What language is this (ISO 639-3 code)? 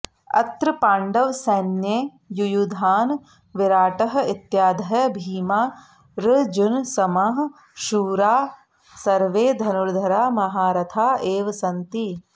san